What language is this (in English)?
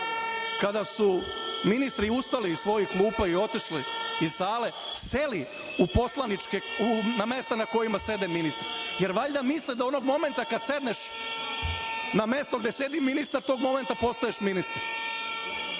Serbian